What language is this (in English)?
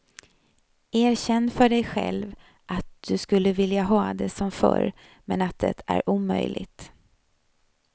Swedish